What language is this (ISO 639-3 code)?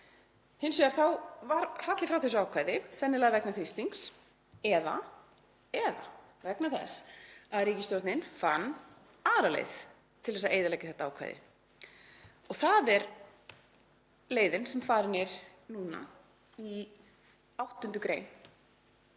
isl